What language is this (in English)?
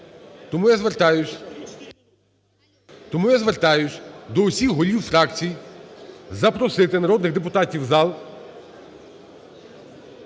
Ukrainian